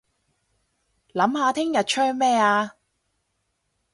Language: Cantonese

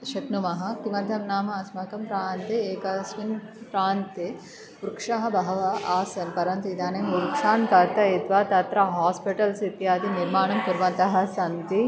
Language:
Sanskrit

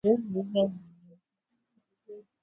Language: Swahili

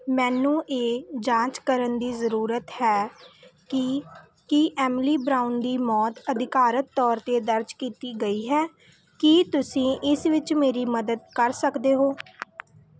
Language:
Punjabi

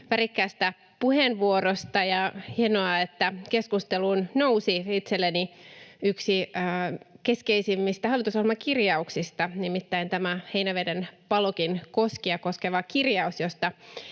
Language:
Finnish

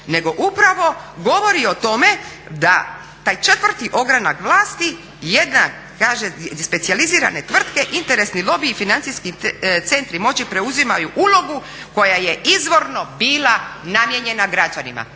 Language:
Croatian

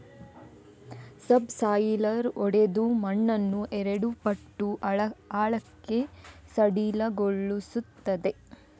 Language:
Kannada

